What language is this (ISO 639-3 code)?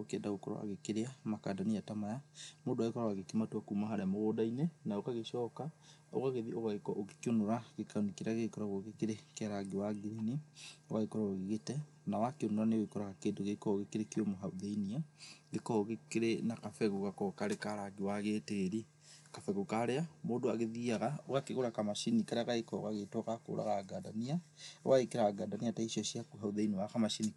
kik